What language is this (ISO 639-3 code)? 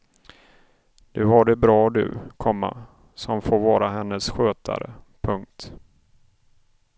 swe